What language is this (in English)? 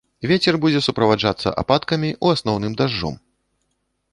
Belarusian